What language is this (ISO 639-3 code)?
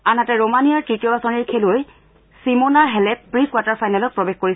asm